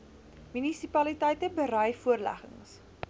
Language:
Afrikaans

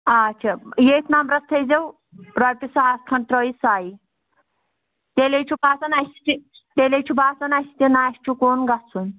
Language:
Kashmiri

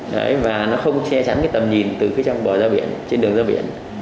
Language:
Vietnamese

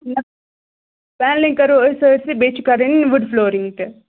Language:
Kashmiri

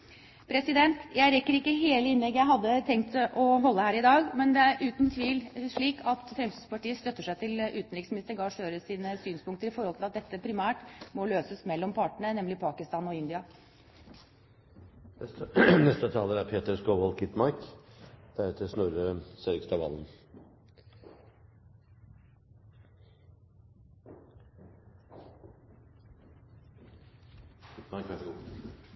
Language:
Norwegian Bokmål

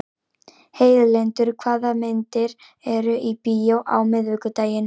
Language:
Icelandic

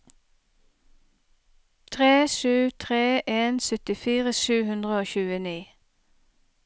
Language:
Norwegian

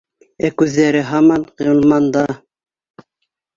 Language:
Bashkir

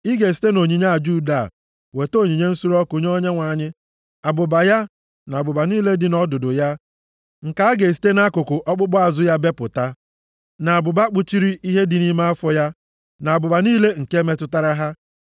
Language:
Igbo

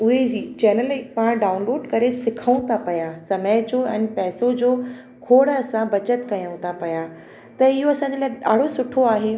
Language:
Sindhi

